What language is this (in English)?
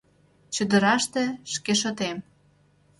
Mari